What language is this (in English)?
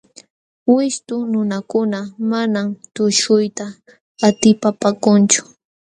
Jauja Wanca Quechua